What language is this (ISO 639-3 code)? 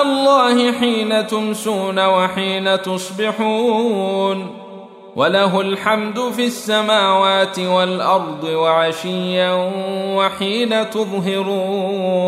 ara